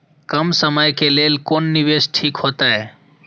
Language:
Maithili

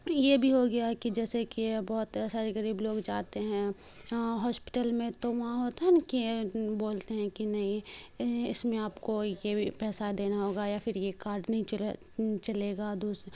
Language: Urdu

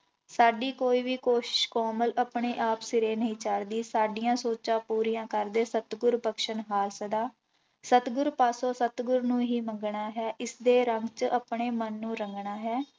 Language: Punjabi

